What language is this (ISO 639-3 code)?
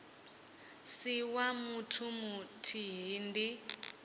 ven